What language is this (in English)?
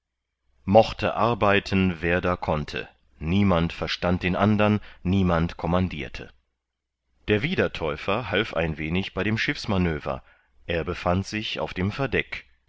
German